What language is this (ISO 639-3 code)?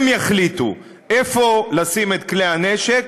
heb